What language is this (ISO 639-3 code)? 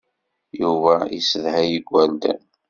kab